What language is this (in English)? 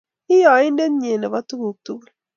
Kalenjin